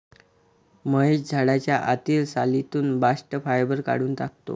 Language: Marathi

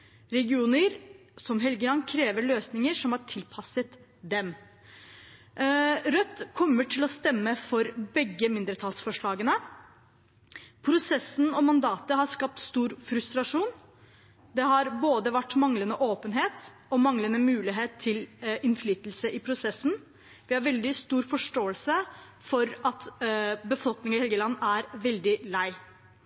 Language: Norwegian Bokmål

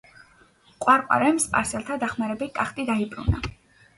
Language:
Georgian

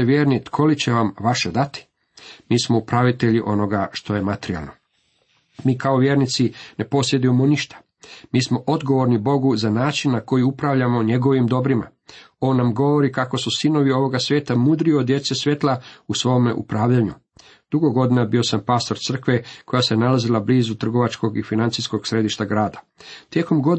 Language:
Croatian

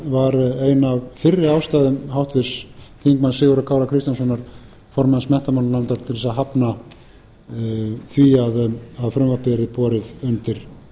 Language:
Icelandic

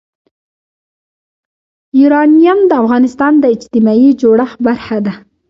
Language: Pashto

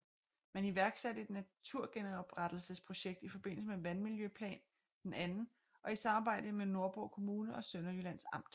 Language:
Danish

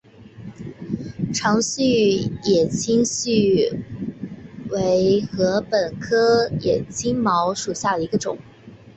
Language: Chinese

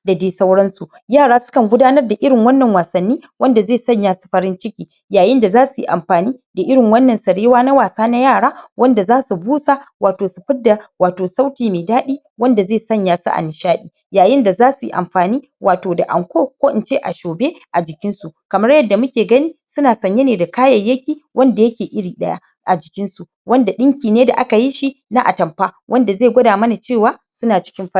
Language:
Hausa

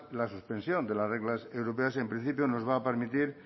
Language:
Spanish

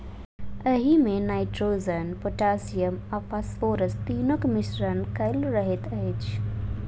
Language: Maithili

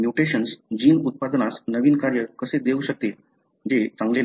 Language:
Marathi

